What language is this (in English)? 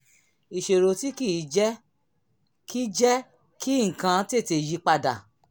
Yoruba